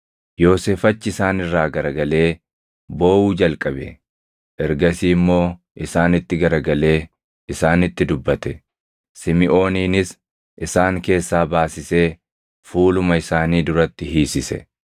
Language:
Oromo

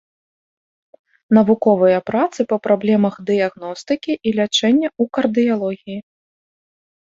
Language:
Belarusian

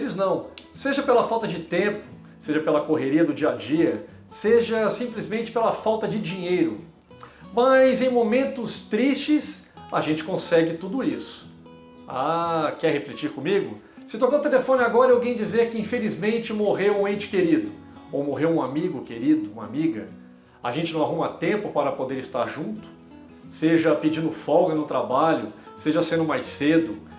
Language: Portuguese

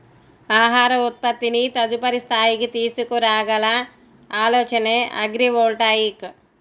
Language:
Telugu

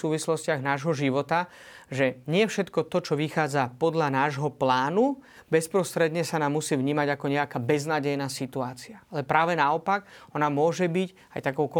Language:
Slovak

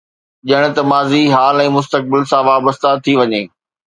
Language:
Sindhi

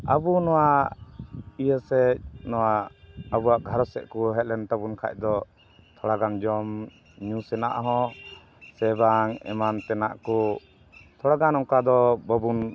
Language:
Santali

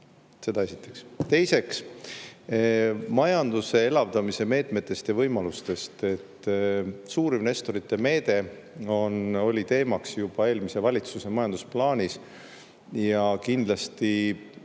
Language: Estonian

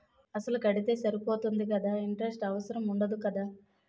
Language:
Telugu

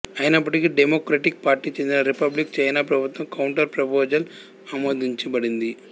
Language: Telugu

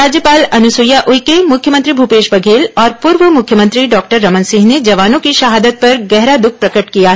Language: Hindi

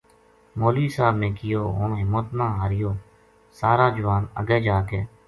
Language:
Gujari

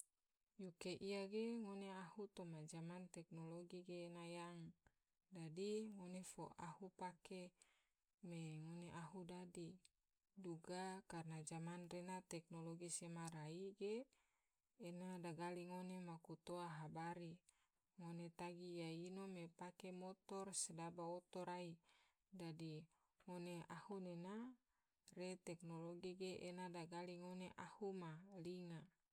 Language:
Tidore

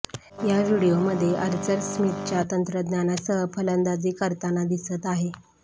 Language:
Marathi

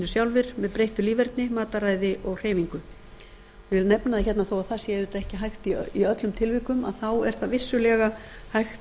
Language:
Icelandic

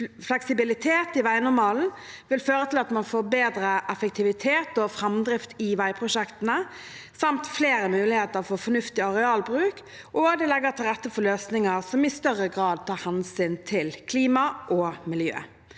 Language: Norwegian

